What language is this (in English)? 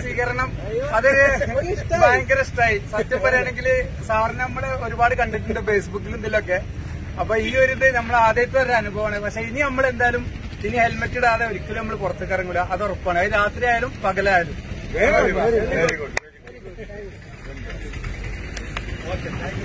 Hindi